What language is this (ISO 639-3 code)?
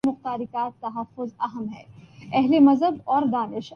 urd